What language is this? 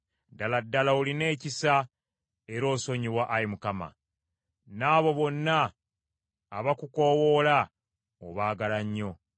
Ganda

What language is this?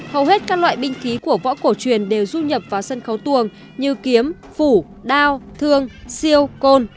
Vietnamese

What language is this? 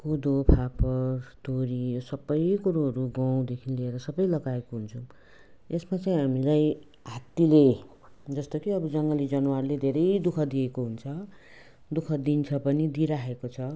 Nepali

